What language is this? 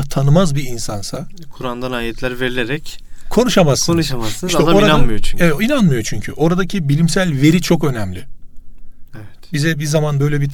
Turkish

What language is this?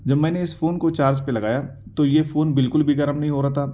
Urdu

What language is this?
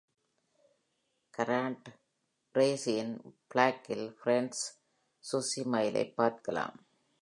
Tamil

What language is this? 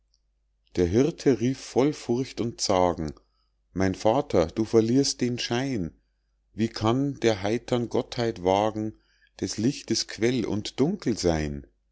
German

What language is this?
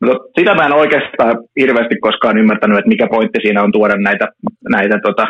Finnish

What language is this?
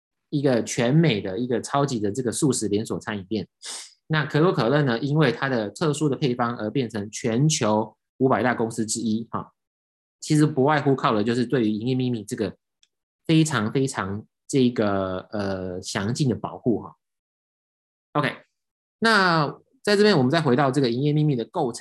Chinese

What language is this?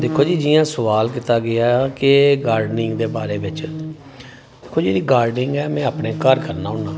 Dogri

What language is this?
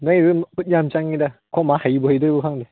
Manipuri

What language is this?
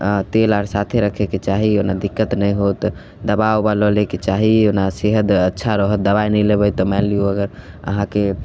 Maithili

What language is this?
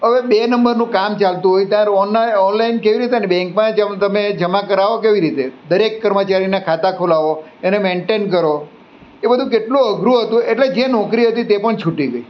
Gujarati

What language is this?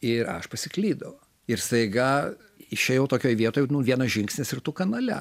Lithuanian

